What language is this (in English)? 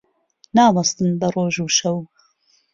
Central Kurdish